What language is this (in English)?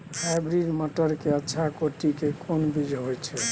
Maithili